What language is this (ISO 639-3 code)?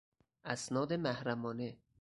fas